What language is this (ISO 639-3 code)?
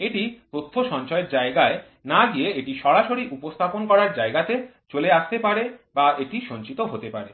ben